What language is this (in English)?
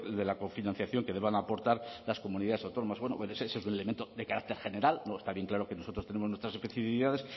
Spanish